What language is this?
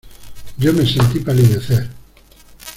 Spanish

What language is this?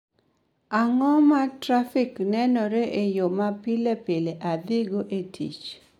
Luo (Kenya and Tanzania)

